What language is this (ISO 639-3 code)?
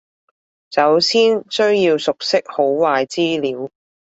yue